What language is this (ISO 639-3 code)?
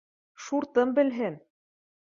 bak